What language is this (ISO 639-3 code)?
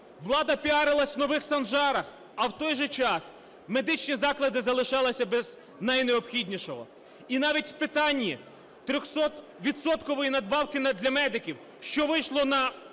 ukr